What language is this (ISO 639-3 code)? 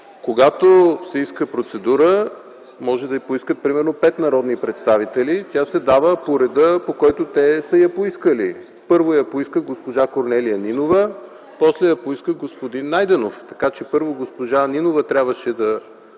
bul